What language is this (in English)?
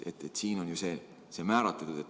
Estonian